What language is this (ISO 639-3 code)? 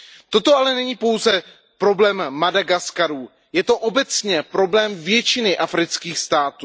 ces